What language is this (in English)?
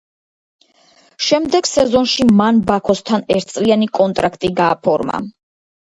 Georgian